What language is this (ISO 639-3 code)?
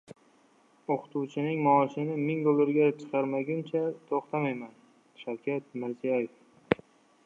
uzb